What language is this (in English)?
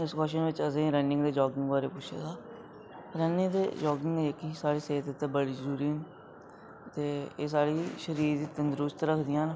Dogri